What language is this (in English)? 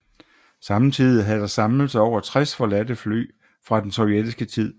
Danish